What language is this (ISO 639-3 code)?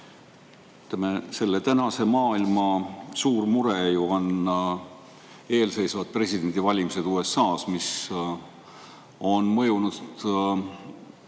est